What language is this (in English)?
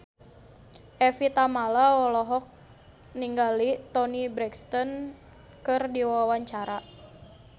Sundanese